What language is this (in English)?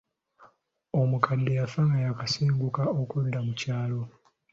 Ganda